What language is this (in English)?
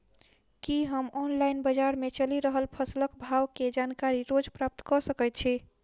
Maithili